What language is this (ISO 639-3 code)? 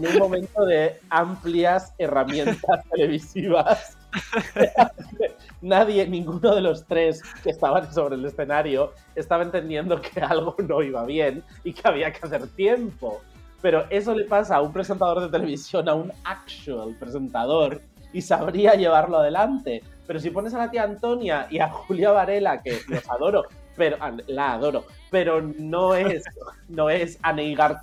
spa